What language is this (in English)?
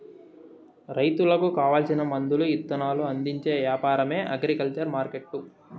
Telugu